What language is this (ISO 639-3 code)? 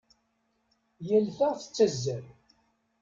kab